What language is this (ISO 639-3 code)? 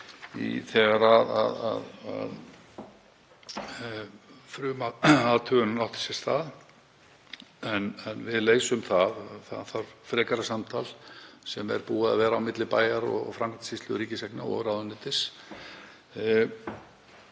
isl